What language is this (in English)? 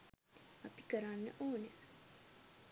Sinhala